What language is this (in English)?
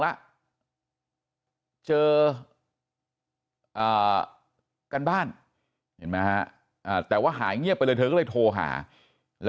Thai